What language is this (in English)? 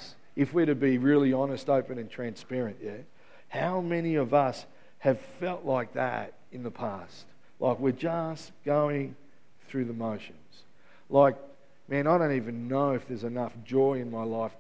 English